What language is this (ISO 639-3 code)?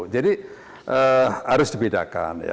ind